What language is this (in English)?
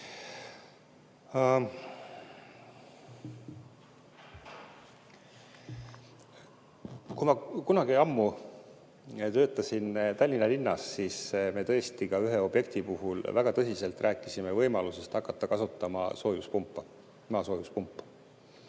Estonian